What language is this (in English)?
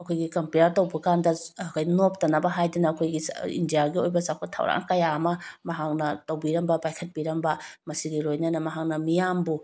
Manipuri